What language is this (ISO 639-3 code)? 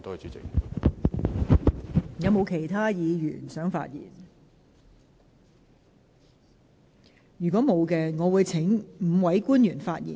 yue